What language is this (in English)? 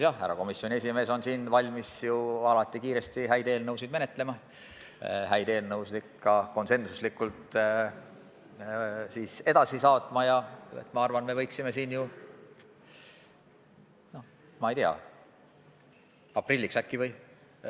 Estonian